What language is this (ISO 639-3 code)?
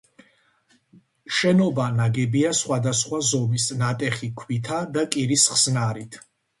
kat